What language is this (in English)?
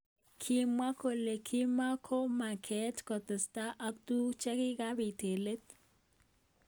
Kalenjin